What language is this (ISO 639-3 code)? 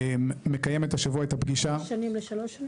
heb